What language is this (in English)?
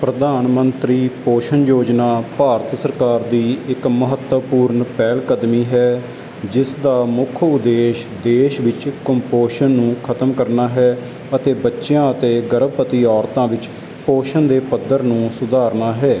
Punjabi